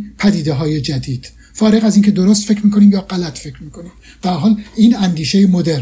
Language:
Persian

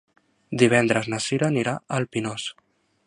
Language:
Catalan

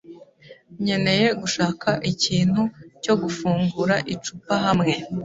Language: Kinyarwanda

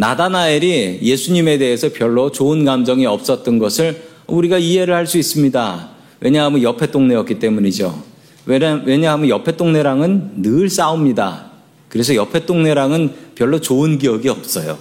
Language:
Korean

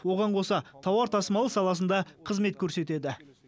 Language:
Kazakh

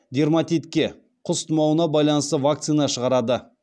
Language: Kazakh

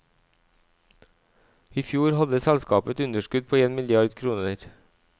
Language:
Norwegian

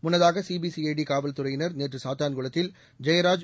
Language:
Tamil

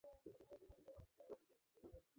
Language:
Bangla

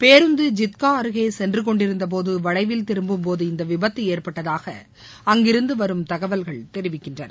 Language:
Tamil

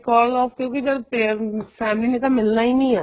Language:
Punjabi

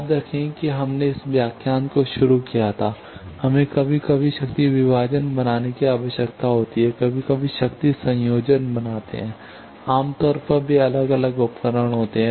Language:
Hindi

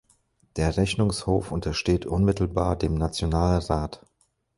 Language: German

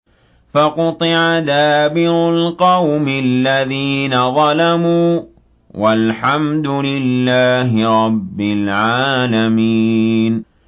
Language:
Arabic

